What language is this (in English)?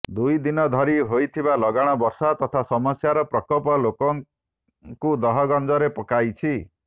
Odia